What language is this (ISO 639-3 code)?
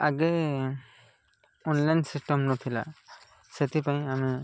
ori